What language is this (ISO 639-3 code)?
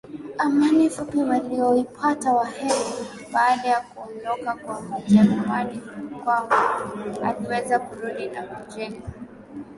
swa